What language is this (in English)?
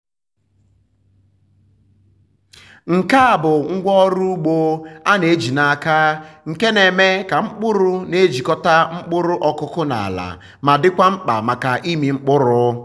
Igbo